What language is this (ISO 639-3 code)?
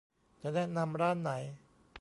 tha